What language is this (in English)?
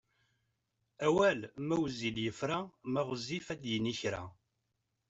Kabyle